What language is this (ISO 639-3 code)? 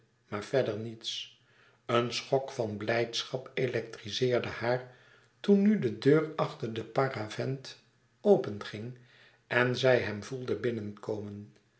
nld